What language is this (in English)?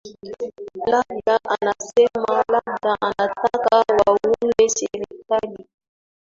Swahili